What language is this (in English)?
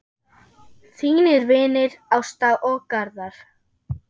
Icelandic